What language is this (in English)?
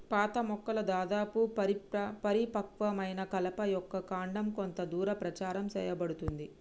Telugu